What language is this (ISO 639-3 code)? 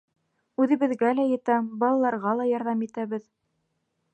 bak